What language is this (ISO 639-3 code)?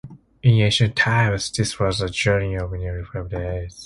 eng